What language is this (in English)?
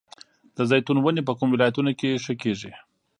Pashto